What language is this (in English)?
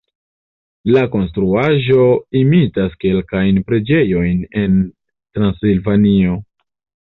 Esperanto